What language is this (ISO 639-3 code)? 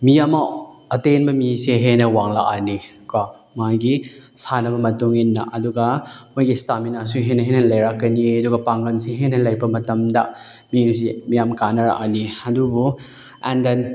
mni